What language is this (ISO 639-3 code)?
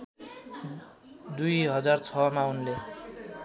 nep